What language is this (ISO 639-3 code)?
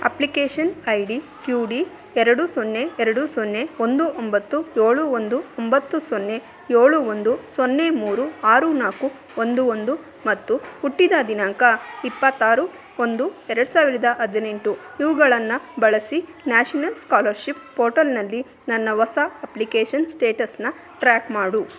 kan